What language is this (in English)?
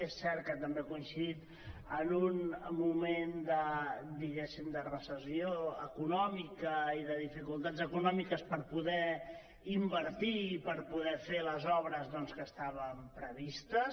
Catalan